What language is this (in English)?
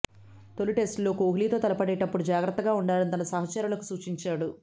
Telugu